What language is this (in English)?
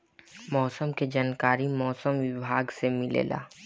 Bhojpuri